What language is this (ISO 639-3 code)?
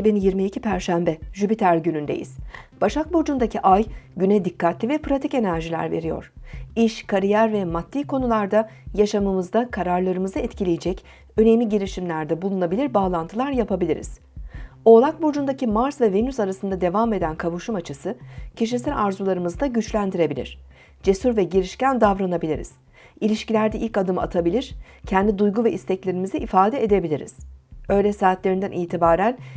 tur